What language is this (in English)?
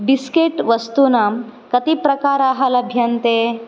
Sanskrit